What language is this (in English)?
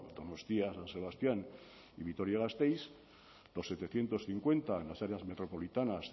Spanish